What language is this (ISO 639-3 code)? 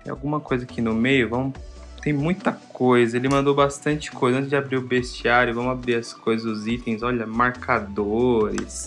por